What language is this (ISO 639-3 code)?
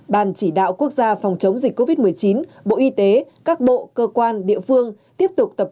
vie